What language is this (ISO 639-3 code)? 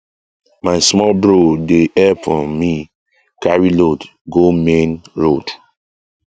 pcm